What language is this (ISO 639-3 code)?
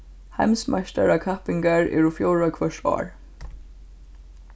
fao